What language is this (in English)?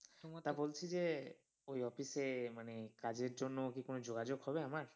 Bangla